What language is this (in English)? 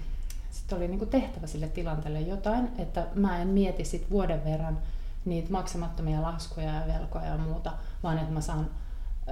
Finnish